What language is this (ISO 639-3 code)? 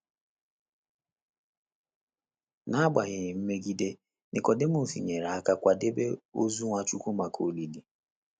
ibo